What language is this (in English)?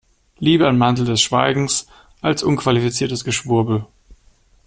German